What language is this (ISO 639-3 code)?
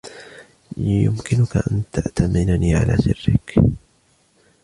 ara